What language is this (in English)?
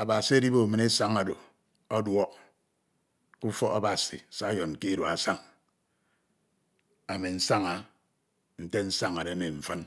Ito